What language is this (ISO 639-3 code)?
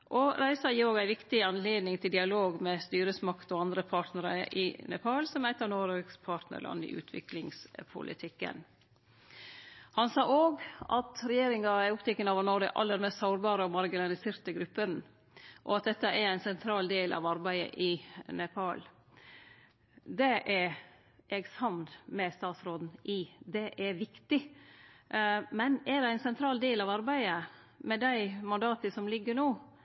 nno